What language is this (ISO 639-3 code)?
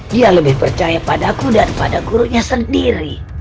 ind